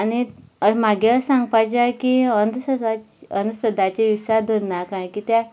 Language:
Konkani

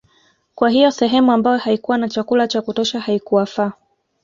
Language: Swahili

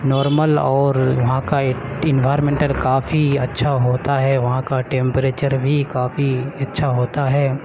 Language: Urdu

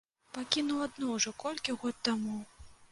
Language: Belarusian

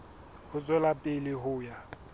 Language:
Southern Sotho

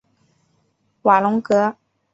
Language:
Chinese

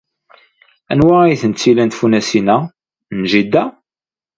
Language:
Kabyle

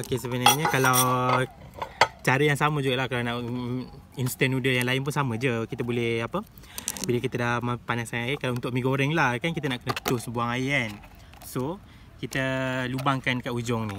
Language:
Malay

